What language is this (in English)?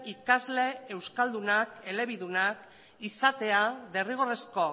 Basque